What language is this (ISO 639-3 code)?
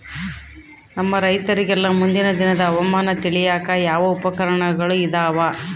kan